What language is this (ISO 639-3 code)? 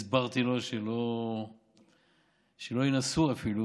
heb